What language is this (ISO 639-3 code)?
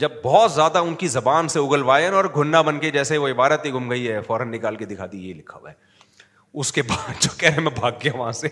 urd